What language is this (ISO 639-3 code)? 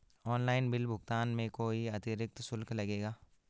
hin